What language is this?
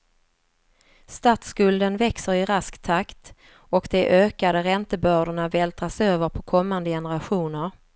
Swedish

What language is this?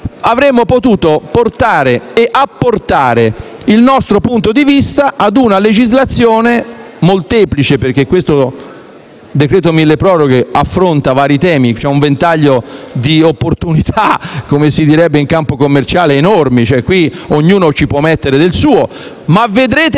Italian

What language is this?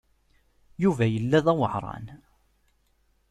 Kabyle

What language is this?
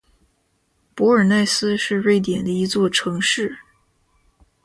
Chinese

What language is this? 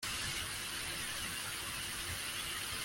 Kinyarwanda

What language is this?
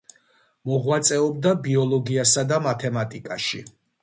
Georgian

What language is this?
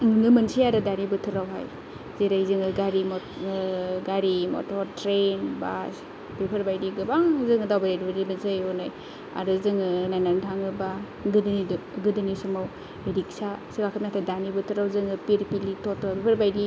Bodo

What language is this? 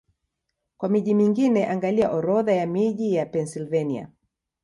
Swahili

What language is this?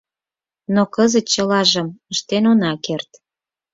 Mari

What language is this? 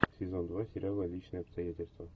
Russian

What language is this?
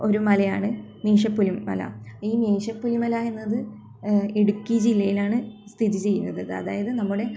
Malayalam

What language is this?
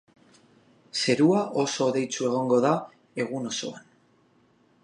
Basque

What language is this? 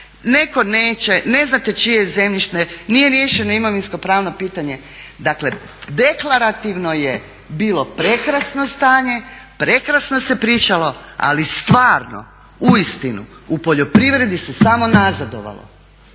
Croatian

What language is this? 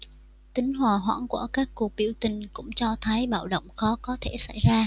Vietnamese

